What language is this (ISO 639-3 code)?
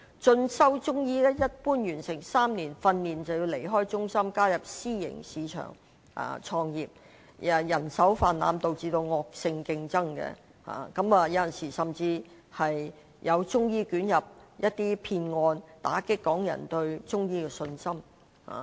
yue